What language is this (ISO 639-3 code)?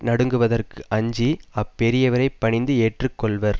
tam